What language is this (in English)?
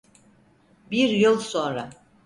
Turkish